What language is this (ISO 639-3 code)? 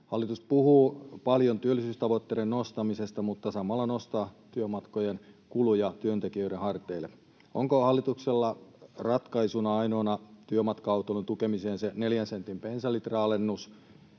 fin